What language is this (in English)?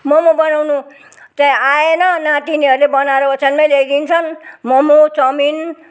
Nepali